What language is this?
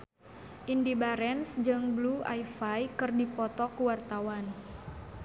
Sundanese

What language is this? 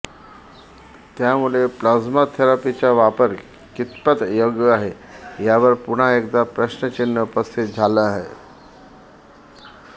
Marathi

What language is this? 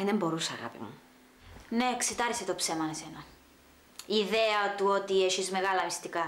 Greek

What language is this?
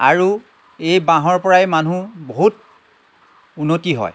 Assamese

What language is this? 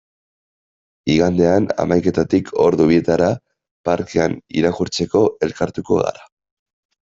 Basque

